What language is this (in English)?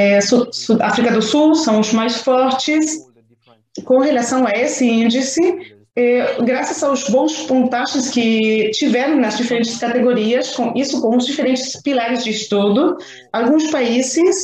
Portuguese